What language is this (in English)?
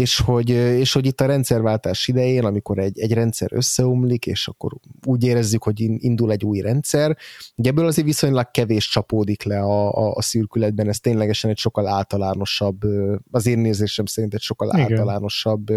Hungarian